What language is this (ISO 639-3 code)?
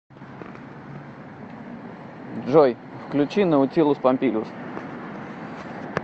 rus